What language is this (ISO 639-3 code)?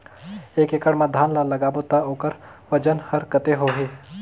hne